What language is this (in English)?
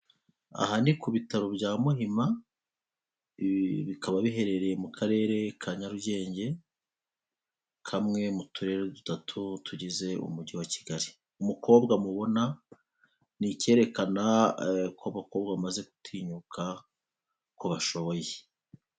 Kinyarwanda